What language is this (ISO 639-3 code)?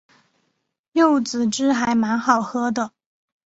zho